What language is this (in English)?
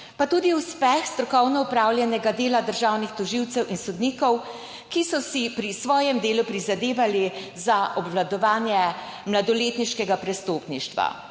Slovenian